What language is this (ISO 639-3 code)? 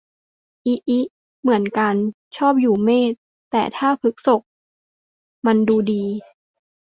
tha